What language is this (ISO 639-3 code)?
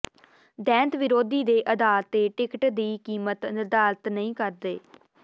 pan